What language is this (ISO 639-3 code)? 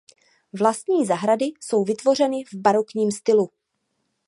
ces